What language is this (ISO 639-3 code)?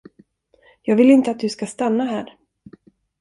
swe